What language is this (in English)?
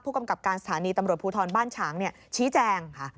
Thai